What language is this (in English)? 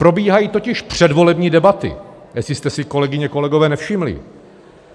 Czech